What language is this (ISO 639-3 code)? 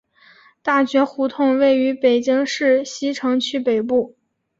zho